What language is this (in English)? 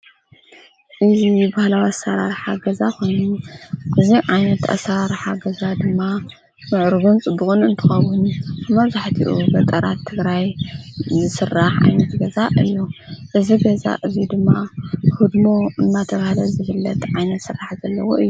Tigrinya